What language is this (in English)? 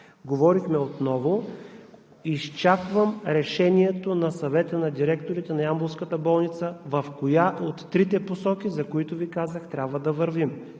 Bulgarian